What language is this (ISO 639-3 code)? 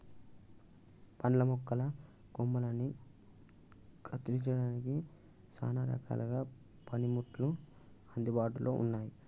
tel